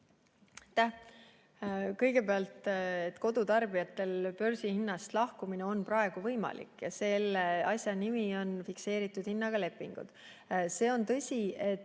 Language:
Estonian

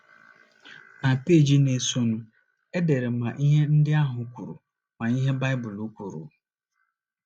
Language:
Igbo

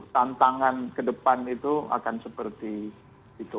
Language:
Indonesian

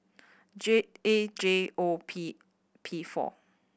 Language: English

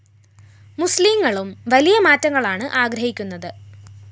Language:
Malayalam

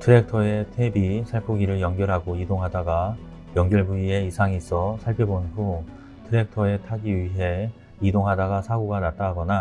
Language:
Korean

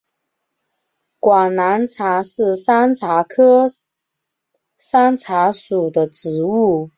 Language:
Chinese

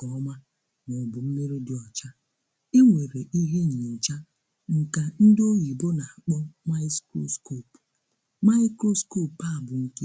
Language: Igbo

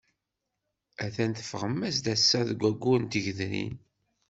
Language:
Kabyle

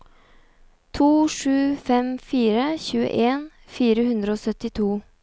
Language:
Norwegian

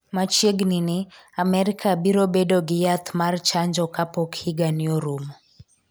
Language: Luo (Kenya and Tanzania)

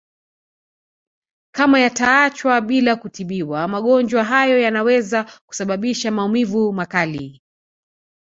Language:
Swahili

